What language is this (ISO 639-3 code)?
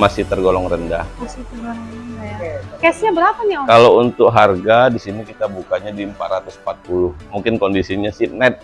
ind